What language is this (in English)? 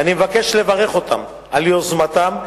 Hebrew